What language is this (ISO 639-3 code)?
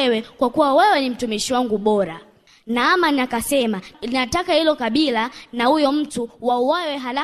swa